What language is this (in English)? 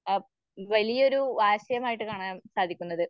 Malayalam